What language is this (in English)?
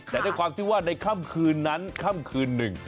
Thai